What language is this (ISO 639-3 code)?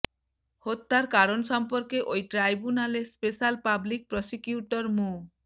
ben